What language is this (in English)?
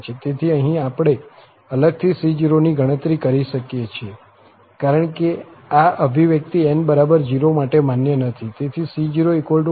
Gujarati